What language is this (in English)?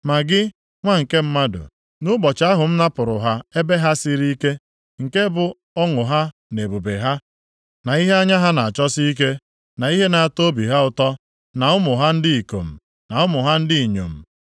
Igbo